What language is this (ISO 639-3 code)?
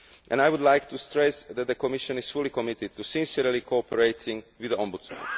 eng